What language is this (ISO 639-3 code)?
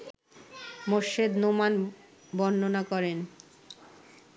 ben